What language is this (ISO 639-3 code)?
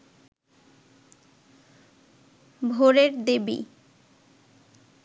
ben